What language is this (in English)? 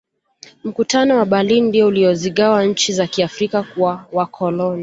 Swahili